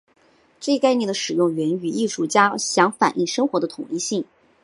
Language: Chinese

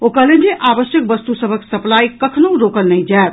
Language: Maithili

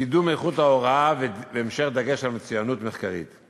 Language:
Hebrew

